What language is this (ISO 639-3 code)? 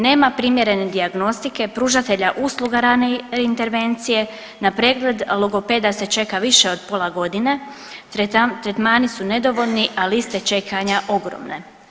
hrv